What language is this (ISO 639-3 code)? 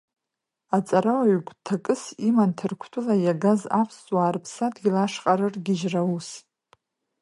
abk